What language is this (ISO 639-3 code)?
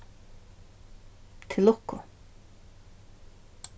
fao